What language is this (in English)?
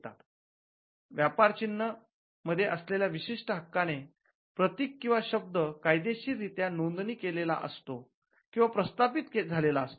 Marathi